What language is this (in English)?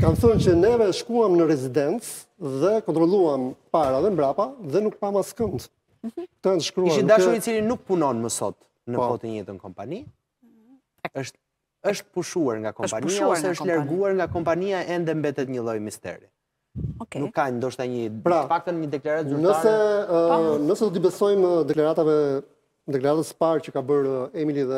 Romanian